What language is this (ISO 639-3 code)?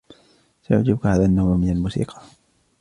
ara